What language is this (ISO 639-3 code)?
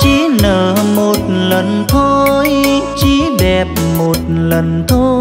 vie